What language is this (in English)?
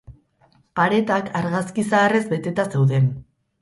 Basque